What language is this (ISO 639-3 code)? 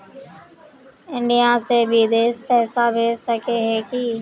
mag